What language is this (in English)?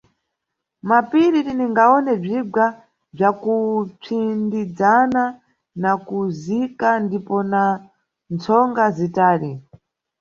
Nyungwe